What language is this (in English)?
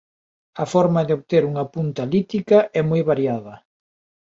Galician